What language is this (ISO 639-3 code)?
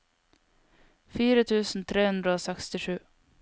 nor